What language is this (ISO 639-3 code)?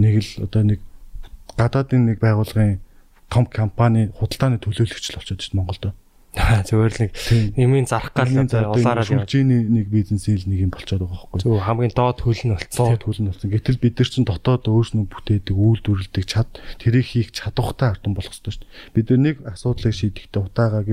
kor